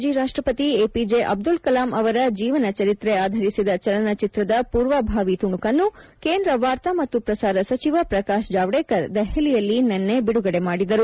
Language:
Kannada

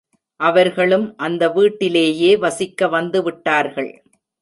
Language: Tamil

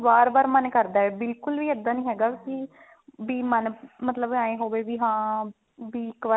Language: Punjabi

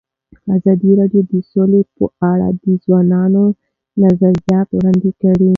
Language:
Pashto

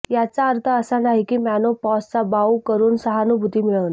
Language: Marathi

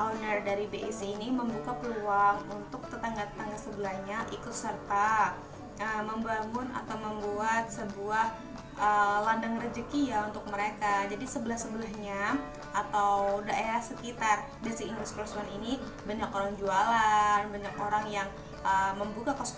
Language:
Indonesian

